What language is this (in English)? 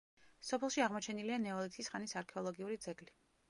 Georgian